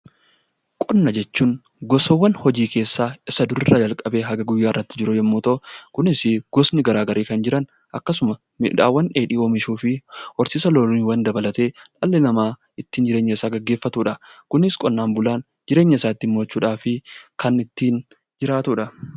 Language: Oromo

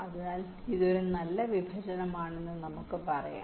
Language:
Malayalam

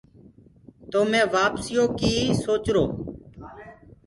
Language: Gurgula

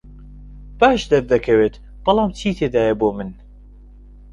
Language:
Central Kurdish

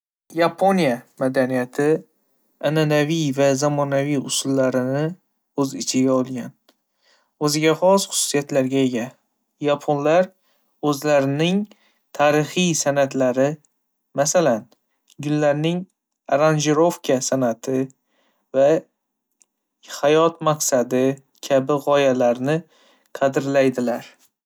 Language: Uzbek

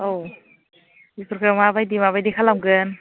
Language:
Bodo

